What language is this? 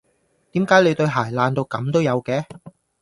Cantonese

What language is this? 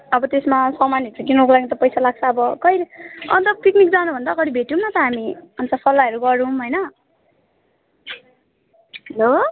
Nepali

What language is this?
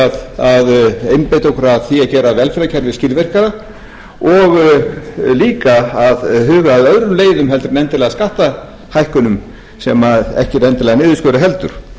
Icelandic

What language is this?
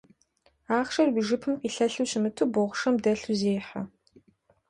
Kabardian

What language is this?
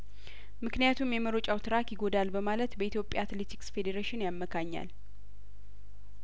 Amharic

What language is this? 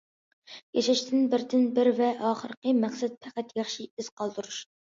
Uyghur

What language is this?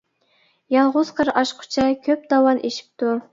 Uyghur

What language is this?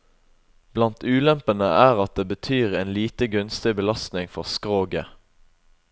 Norwegian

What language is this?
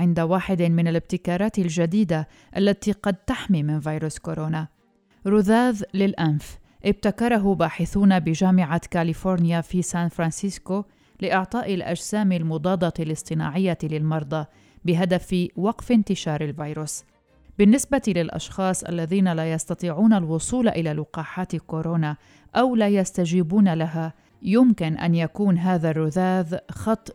Arabic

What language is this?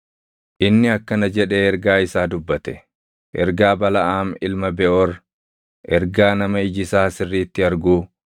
Oromo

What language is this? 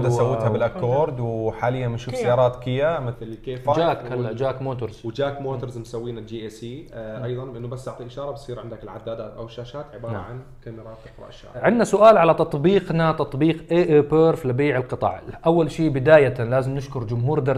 Arabic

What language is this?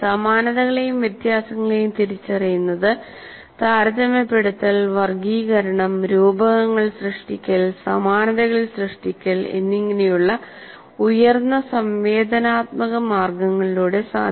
Malayalam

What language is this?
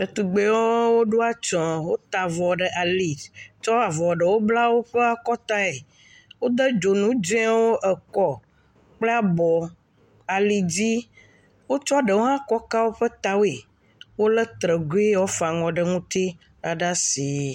Ewe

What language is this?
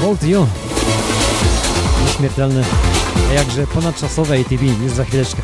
Polish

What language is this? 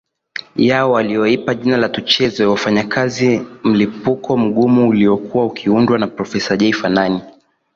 Swahili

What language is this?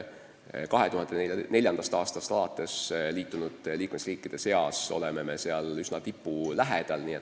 Estonian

